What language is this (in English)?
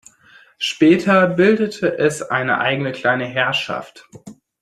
German